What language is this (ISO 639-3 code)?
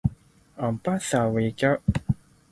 yue